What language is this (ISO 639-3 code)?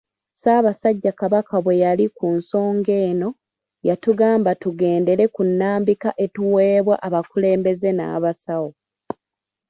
lug